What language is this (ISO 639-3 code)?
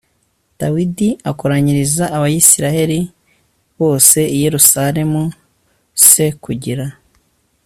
kin